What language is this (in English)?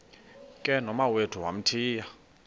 Xhosa